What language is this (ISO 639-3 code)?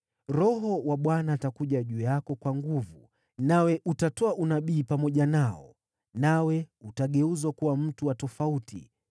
swa